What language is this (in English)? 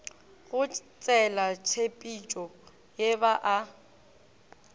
Northern Sotho